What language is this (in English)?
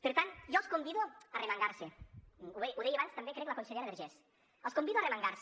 Catalan